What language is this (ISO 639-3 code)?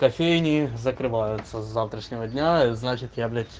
rus